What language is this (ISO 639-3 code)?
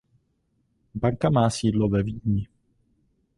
ces